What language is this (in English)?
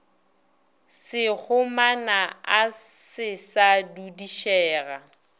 Northern Sotho